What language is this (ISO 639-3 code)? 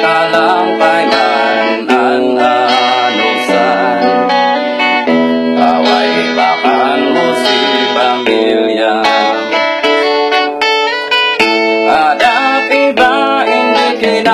spa